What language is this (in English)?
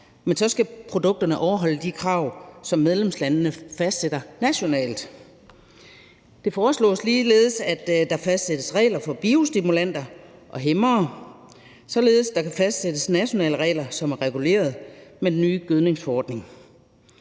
Danish